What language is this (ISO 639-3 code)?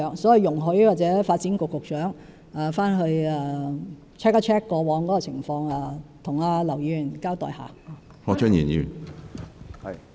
yue